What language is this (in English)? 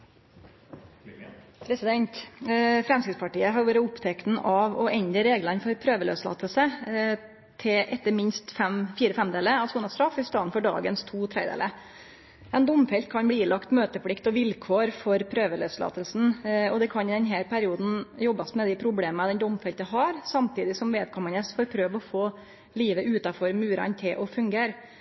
Norwegian Nynorsk